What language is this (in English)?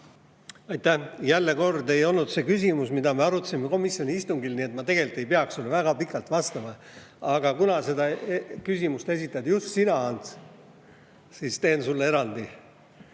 Estonian